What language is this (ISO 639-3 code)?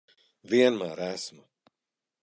lav